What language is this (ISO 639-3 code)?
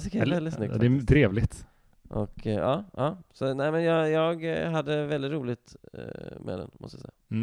swe